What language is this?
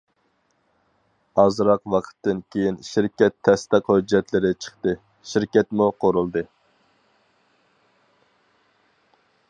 Uyghur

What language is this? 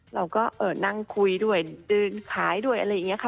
Thai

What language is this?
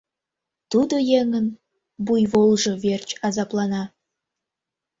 Mari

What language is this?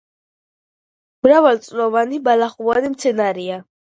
Georgian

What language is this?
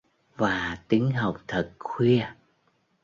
Vietnamese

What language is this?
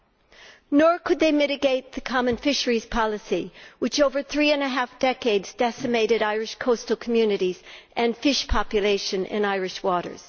English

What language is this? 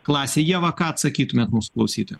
Lithuanian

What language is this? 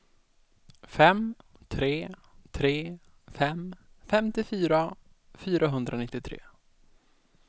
Swedish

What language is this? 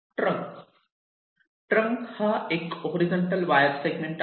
Marathi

